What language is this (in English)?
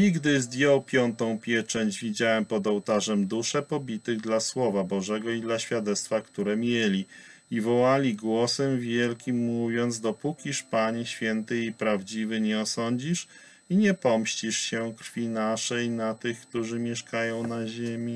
Polish